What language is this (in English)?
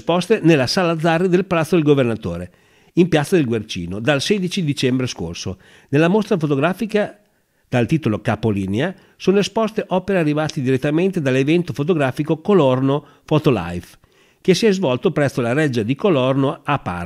Italian